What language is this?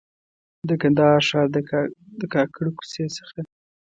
Pashto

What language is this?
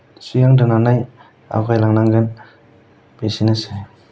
Bodo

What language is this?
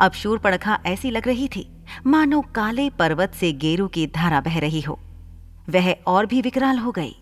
Hindi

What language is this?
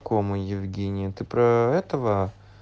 Russian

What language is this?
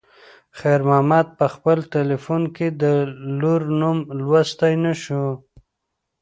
Pashto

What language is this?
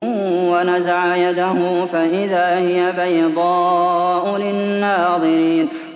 Arabic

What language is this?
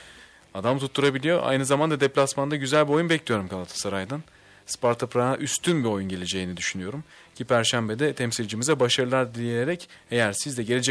Turkish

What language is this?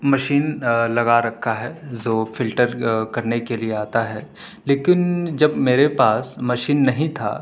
Urdu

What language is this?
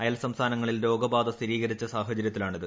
Malayalam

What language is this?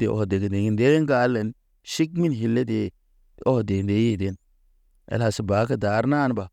Naba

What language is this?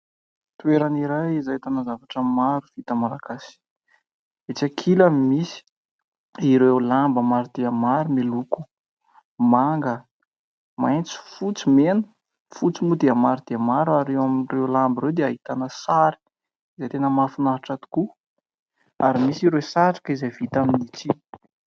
Malagasy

